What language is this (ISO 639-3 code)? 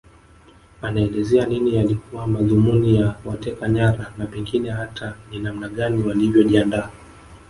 swa